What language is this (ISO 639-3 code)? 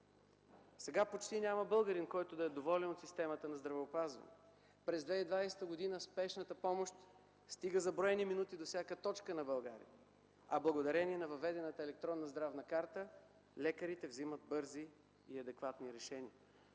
bul